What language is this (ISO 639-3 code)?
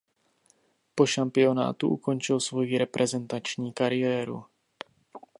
ces